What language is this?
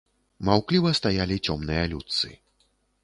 Belarusian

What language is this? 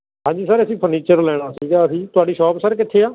Punjabi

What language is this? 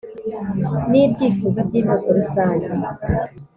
Kinyarwanda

